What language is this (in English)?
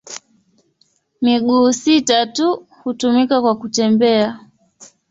Swahili